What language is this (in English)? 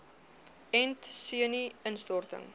Afrikaans